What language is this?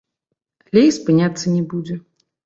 Belarusian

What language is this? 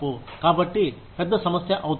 Telugu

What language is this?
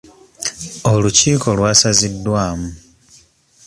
Ganda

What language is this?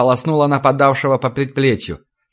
Russian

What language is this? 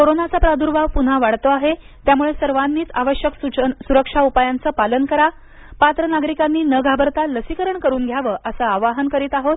Marathi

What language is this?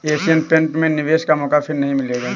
Hindi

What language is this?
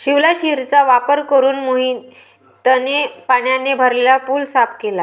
Marathi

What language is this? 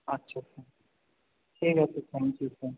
Bangla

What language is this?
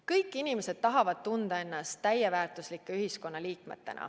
Estonian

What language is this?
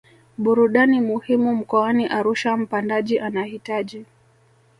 Swahili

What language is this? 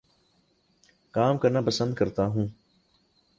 Urdu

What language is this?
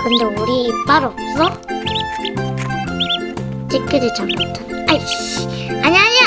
Korean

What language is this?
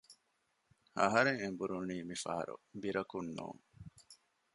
Divehi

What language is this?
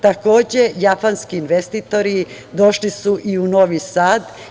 Serbian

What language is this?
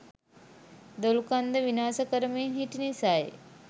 Sinhala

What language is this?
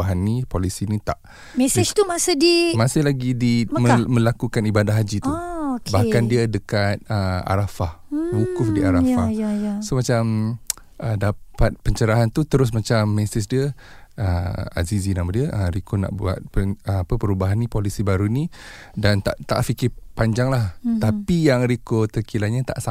Malay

